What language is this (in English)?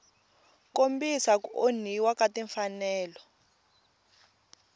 Tsonga